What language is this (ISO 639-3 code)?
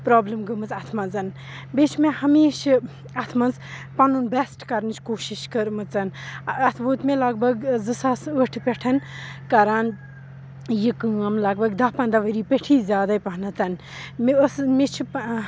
kas